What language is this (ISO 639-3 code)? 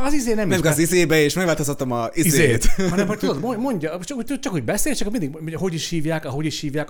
hun